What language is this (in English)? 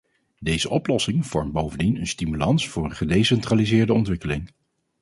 Dutch